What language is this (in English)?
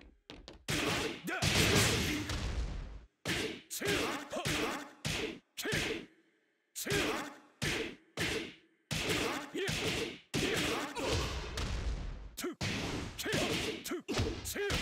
English